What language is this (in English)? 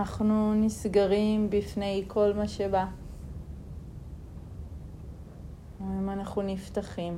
Hebrew